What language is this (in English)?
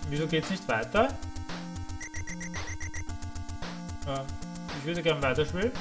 German